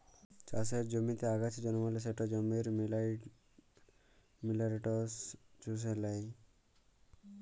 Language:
Bangla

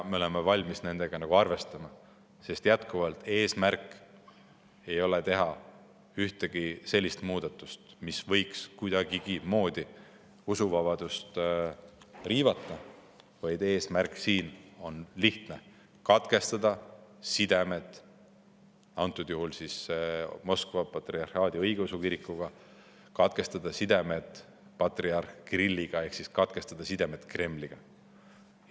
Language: Estonian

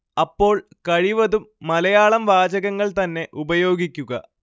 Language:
Malayalam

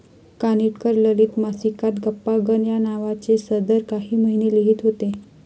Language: Marathi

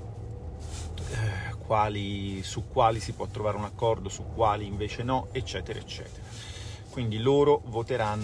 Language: Italian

